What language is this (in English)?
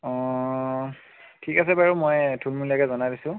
Assamese